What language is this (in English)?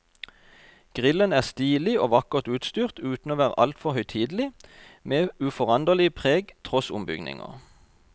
Norwegian